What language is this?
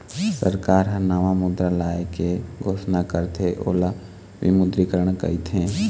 Chhattisgarhi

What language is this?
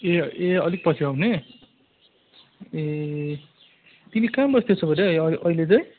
Nepali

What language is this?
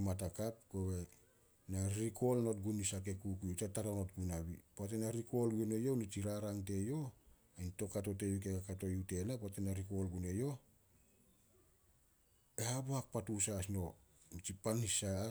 Solos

